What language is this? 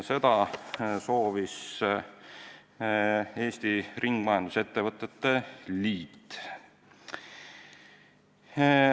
Estonian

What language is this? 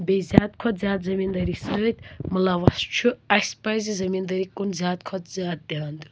Kashmiri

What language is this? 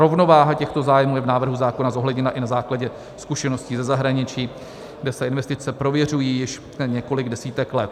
Czech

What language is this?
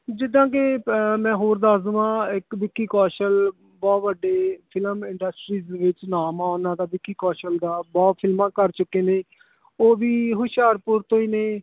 Punjabi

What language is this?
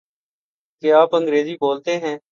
Urdu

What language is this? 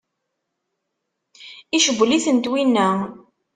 Kabyle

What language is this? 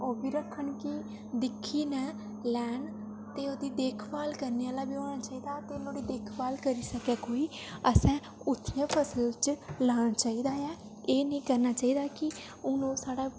Dogri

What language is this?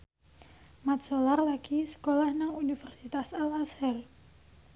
Javanese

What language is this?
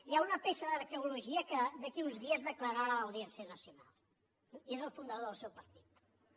Catalan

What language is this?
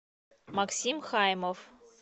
Russian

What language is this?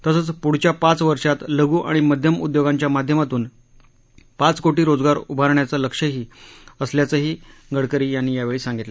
Marathi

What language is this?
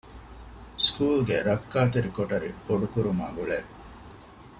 Divehi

